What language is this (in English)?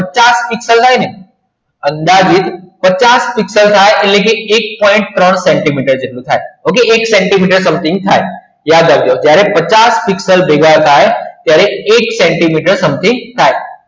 Gujarati